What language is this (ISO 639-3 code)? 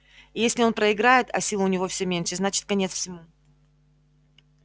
rus